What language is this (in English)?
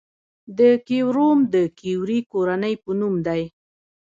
Pashto